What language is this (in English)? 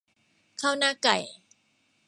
Thai